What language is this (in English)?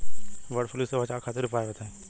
Bhojpuri